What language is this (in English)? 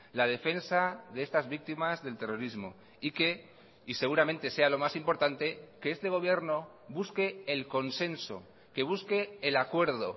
Spanish